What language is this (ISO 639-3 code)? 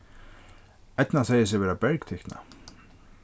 fao